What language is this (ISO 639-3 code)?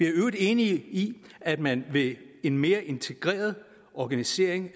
dan